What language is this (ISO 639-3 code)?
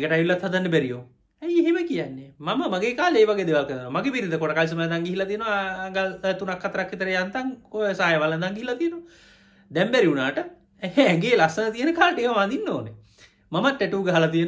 ind